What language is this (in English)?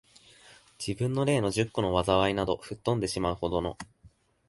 Japanese